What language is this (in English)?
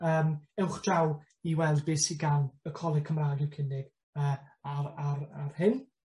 Welsh